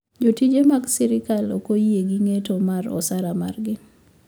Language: Luo (Kenya and Tanzania)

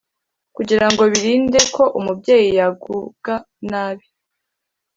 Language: Kinyarwanda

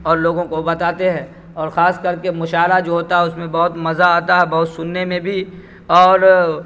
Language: Urdu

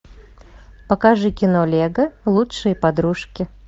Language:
Russian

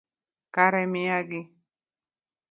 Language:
Luo (Kenya and Tanzania)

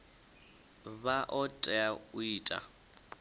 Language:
Venda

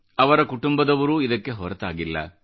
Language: Kannada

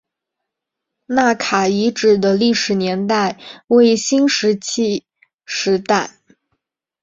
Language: Chinese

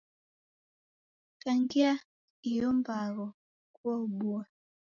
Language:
Taita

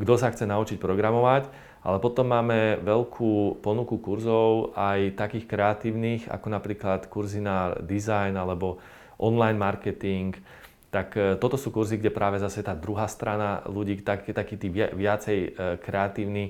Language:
Slovak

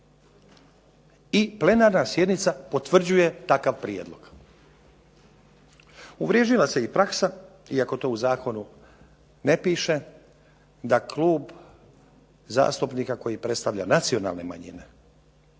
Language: Croatian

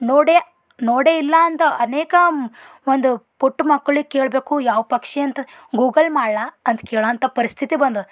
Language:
Kannada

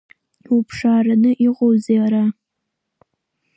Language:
Abkhazian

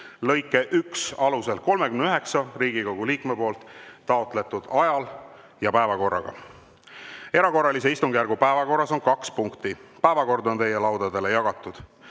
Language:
Estonian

